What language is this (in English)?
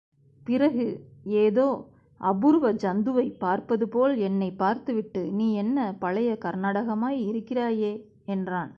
Tamil